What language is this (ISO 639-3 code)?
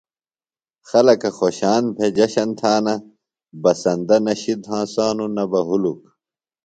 phl